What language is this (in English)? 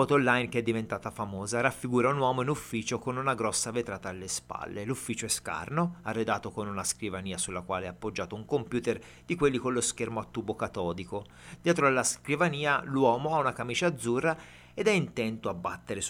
Italian